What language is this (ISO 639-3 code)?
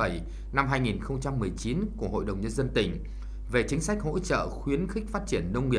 vie